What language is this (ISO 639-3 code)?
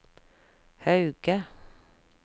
nor